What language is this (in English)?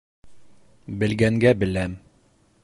Bashkir